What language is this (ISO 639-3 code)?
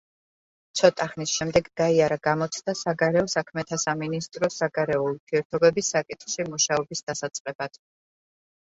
kat